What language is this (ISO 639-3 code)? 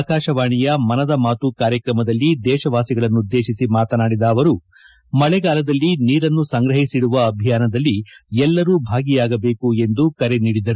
kan